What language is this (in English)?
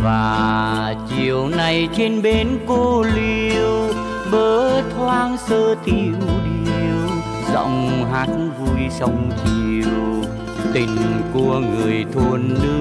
Vietnamese